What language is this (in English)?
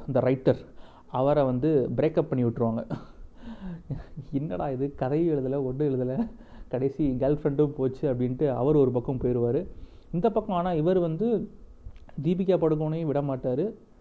Tamil